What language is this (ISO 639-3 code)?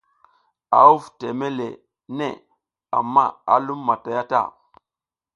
giz